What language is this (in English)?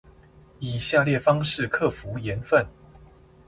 Chinese